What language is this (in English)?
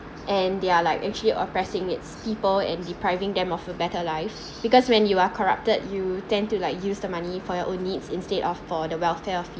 English